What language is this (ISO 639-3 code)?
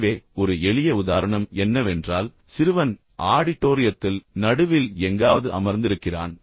tam